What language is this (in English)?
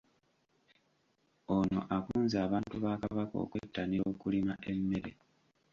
Ganda